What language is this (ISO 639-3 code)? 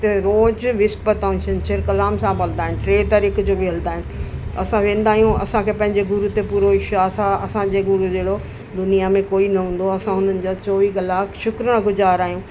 snd